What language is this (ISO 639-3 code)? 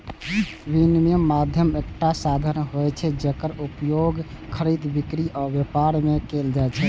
mai